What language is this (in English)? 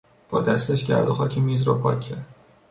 Persian